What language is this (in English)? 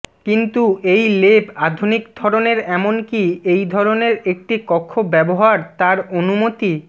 Bangla